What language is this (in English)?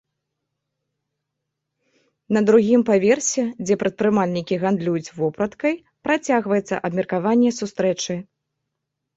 Belarusian